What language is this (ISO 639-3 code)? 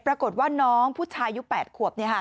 tha